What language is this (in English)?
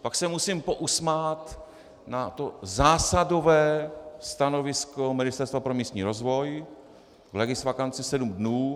Czech